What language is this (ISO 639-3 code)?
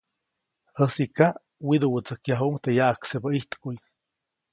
zoc